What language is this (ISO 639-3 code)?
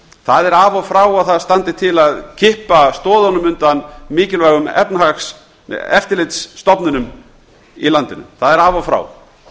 isl